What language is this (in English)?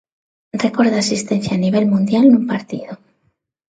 Galician